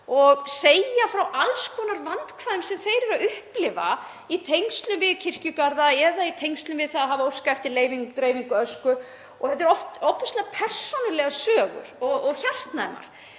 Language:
Icelandic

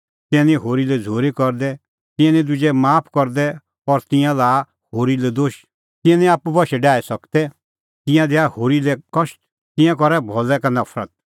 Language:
Kullu Pahari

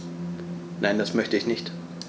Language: German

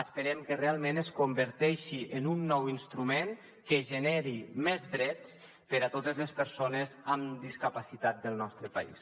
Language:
Catalan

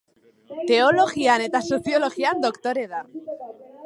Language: Basque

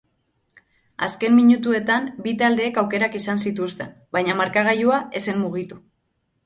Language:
Basque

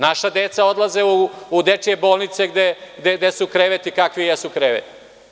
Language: Serbian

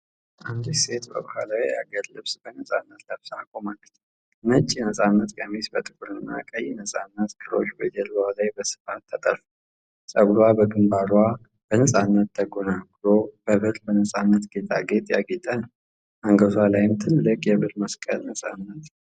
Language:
Amharic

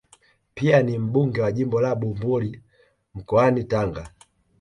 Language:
Swahili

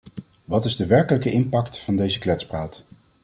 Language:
Dutch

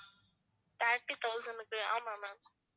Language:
Tamil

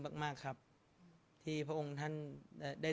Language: Thai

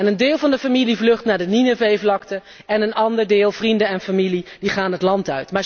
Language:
Dutch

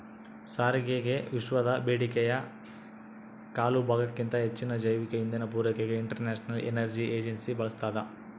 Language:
Kannada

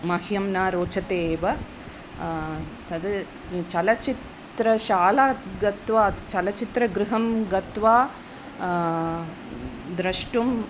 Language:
Sanskrit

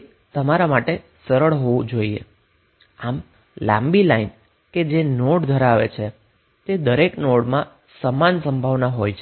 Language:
Gujarati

